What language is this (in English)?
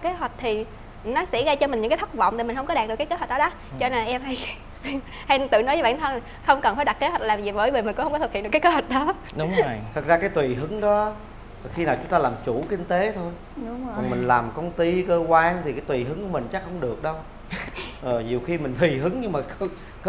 Vietnamese